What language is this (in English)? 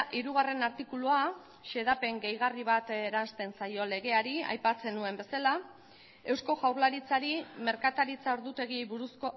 Basque